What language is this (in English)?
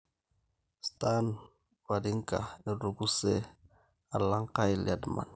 Masai